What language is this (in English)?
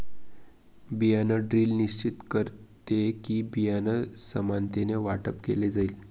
Marathi